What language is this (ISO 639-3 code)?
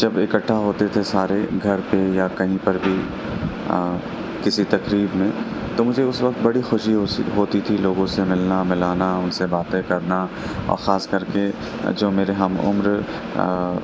urd